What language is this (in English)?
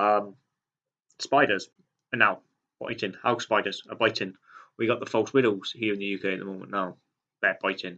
English